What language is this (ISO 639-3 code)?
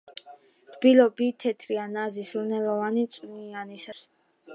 kat